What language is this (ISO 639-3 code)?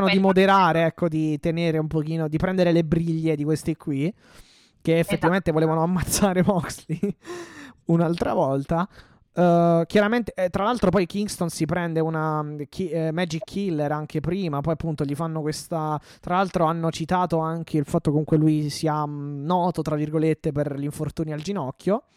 ita